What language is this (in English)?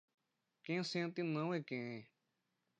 Portuguese